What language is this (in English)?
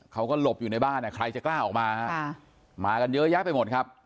Thai